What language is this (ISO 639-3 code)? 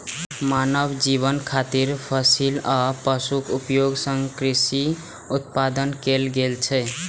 mai